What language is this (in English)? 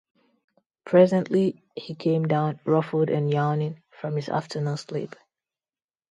English